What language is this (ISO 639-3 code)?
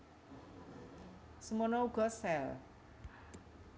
jav